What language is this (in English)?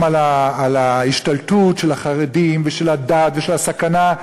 Hebrew